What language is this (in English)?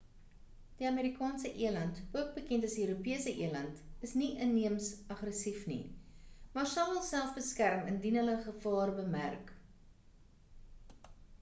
Afrikaans